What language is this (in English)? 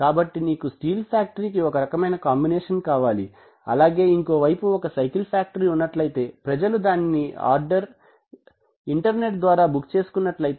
Telugu